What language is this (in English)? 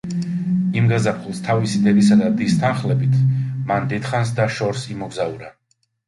Georgian